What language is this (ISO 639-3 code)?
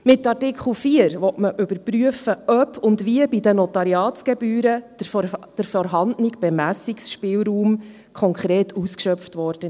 gsw